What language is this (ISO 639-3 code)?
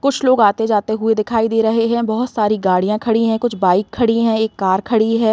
hin